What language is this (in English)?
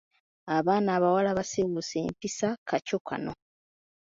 Ganda